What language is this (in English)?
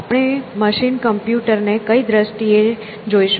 Gujarati